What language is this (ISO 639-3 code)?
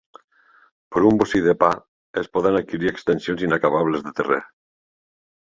cat